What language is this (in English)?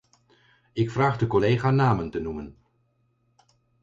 Dutch